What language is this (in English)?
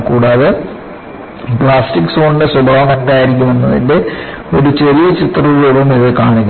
Malayalam